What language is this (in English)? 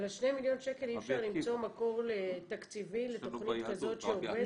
Hebrew